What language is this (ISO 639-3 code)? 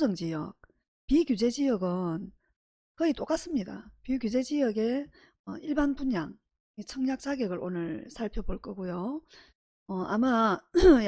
kor